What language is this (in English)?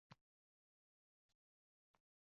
Uzbek